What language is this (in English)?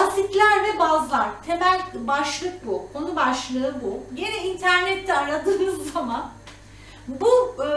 Turkish